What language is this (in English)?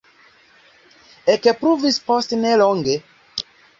Esperanto